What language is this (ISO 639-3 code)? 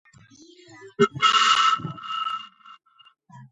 kat